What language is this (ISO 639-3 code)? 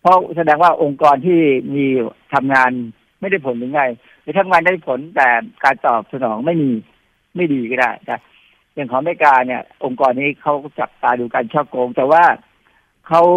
tha